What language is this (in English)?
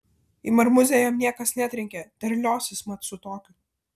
Lithuanian